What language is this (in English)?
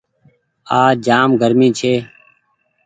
Goaria